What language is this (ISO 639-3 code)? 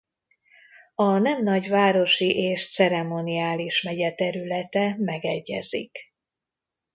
hun